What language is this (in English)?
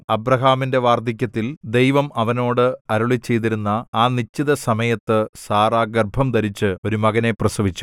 Malayalam